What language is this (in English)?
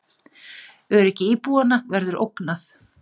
Icelandic